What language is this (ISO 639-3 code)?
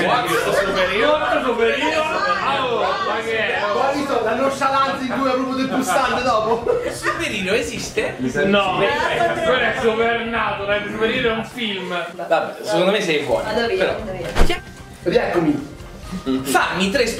ita